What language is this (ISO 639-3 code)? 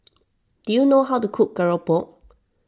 eng